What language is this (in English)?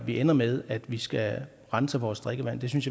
Danish